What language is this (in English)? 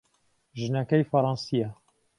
Central Kurdish